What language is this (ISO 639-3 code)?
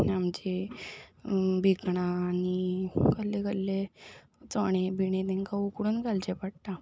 kok